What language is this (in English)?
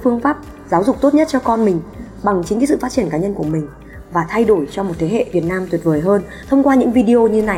Vietnamese